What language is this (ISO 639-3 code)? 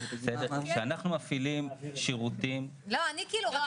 heb